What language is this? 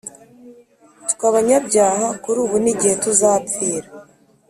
Kinyarwanda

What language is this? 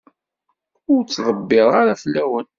Kabyle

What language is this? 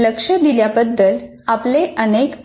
Marathi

